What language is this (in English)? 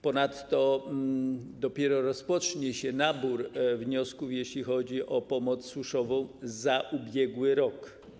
Polish